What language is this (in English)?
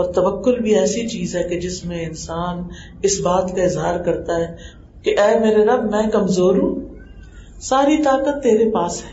Urdu